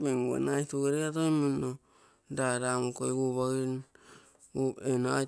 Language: Terei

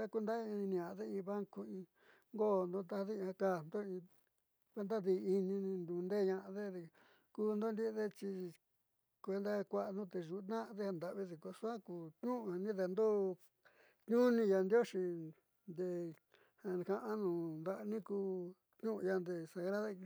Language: Southeastern Nochixtlán Mixtec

